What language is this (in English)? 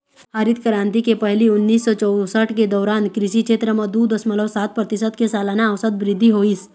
Chhattisgarhi